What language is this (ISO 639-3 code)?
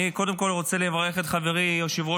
heb